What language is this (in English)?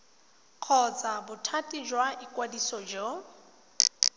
Tswana